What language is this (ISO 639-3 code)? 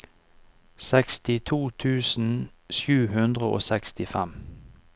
nor